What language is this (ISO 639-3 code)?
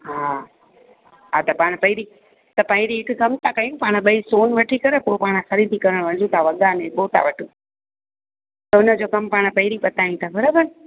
snd